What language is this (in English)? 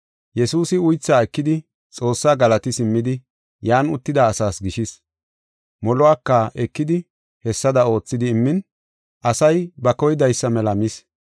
Gofa